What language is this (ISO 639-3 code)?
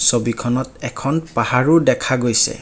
asm